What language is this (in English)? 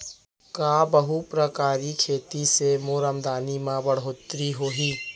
Chhattisgarhi